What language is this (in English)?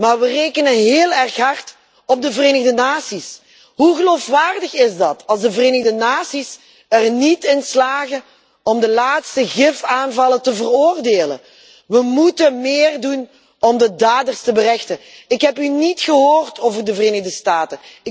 Dutch